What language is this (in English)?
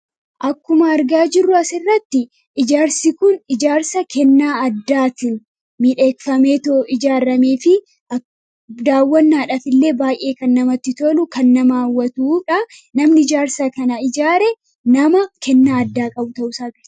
Oromo